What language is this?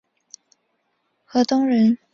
Chinese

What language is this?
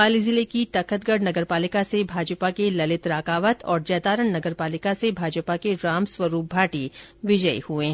Hindi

